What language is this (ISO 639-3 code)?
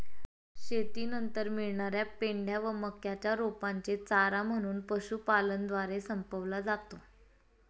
mar